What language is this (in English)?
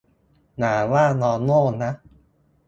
Thai